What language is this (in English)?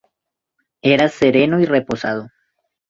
Spanish